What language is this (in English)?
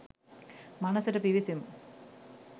Sinhala